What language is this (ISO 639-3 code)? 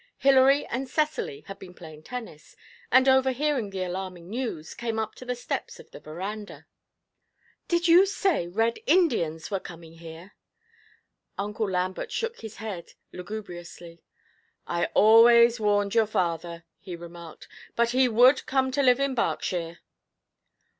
eng